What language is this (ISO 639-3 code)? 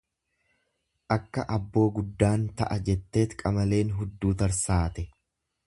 orm